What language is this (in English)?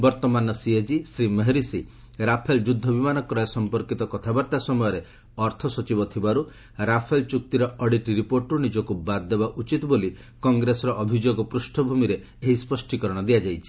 Odia